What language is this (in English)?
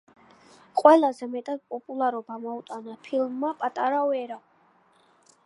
Georgian